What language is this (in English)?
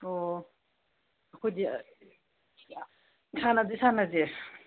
Manipuri